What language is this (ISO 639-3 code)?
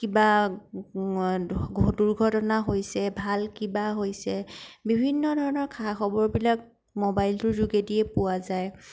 asm